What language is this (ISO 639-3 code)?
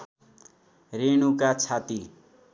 nep